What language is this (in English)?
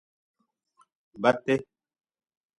Nawdm